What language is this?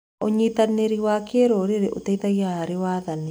Kikuyu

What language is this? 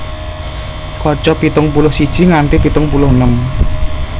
Javanese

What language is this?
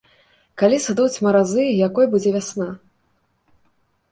Belarusian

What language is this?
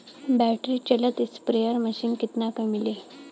Bhojpuri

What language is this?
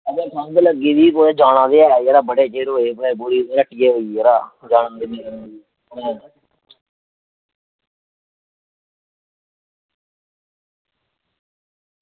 Dogri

